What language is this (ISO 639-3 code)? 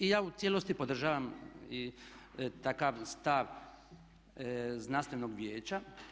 hrv